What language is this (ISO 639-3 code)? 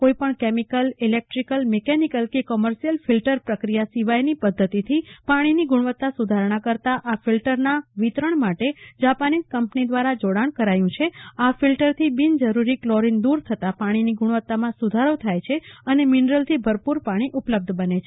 guj